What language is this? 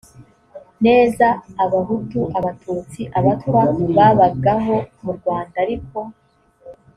Kinyarwanda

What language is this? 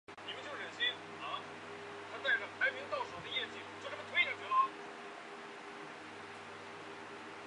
Chinese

